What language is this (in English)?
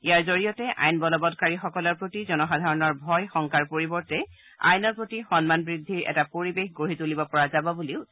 Assamese